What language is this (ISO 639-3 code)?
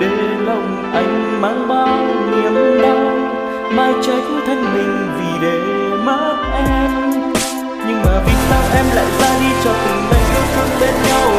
vie